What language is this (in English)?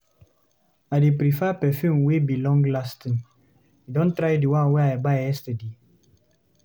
Nigerian Pidgin